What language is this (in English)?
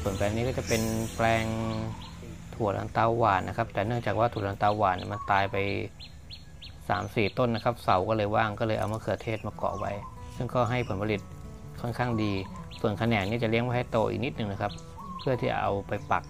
Thai